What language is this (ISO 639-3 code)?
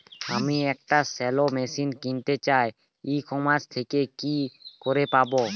ben